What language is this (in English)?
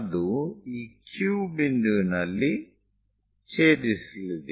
Kannada